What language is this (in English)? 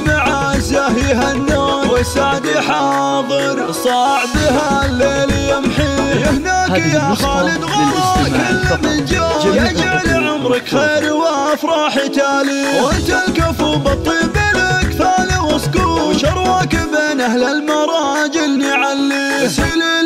Arabic